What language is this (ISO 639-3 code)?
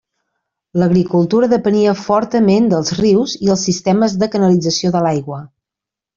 cat